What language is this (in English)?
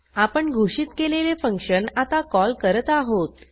Marathi